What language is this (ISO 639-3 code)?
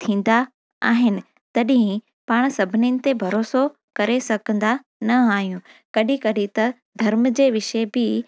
snd